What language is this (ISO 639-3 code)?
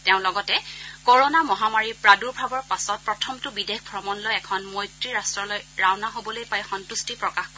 asm